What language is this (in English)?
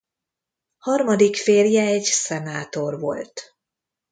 Hungarian